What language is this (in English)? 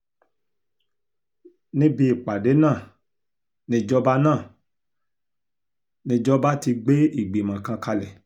Yoruba